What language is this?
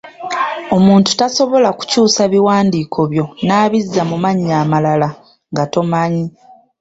Ganda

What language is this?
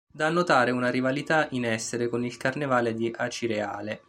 Italian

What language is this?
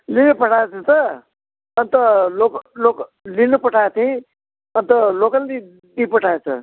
Nepali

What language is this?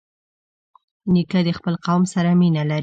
Pashto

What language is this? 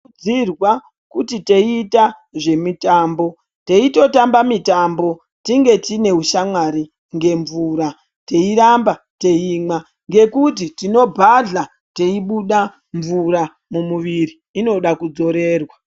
Ndau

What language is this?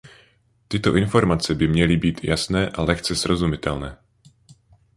Czech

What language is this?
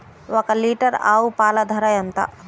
Telugu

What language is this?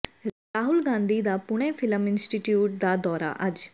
Punjabi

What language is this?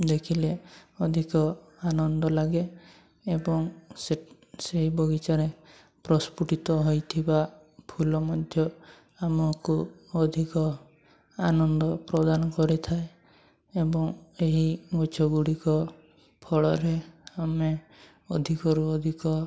Odia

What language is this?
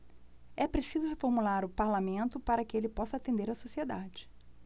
Portuguese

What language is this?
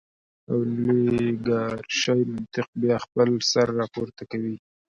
Pashto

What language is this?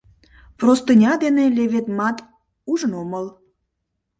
Mari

